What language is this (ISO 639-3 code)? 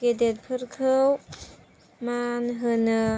brx